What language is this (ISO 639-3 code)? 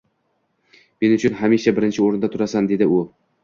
uzb